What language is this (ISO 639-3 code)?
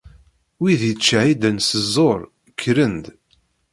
kab